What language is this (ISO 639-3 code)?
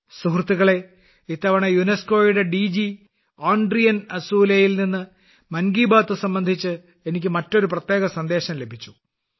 mal